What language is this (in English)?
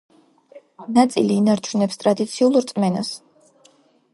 Georgian